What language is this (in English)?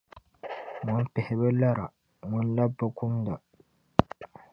Dagbani